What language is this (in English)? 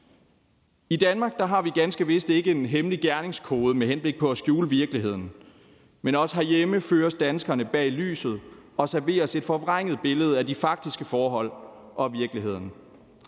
Danish